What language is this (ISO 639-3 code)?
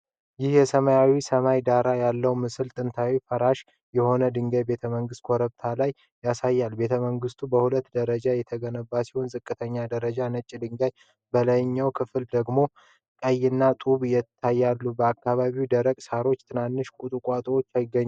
amh